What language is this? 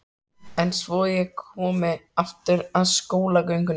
Icelandic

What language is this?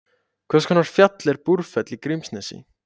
Icelandic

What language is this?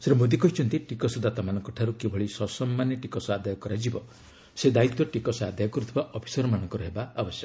Odia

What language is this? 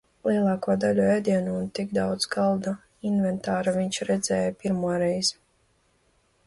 Latvian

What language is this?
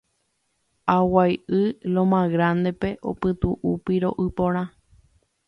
Guarani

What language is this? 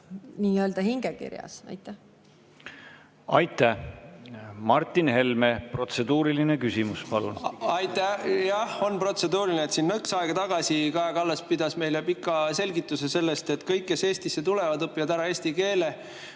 Estonian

